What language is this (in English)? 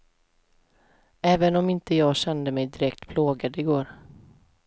Swedish